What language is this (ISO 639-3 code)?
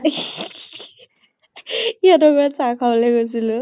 asm